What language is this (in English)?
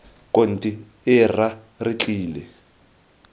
Tswana